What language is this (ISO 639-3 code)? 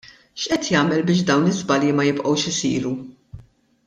mlt